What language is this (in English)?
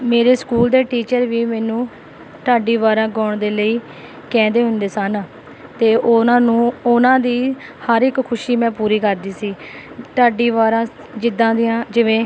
Punjabi